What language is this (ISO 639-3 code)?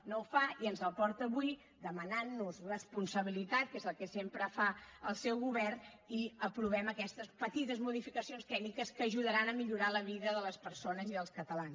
cat